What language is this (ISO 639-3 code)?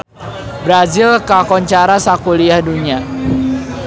sun